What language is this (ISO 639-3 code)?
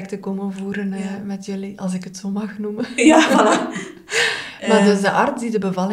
nld